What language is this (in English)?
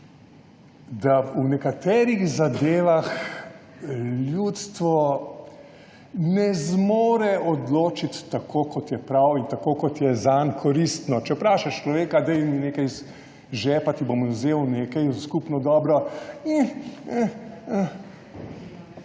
Slovenian